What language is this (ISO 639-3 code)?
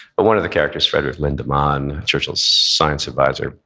eng